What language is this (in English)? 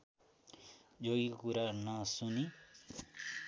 Nepali